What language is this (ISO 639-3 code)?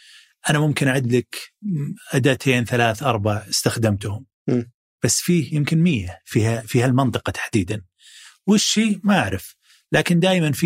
ara